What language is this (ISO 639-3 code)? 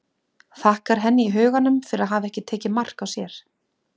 isl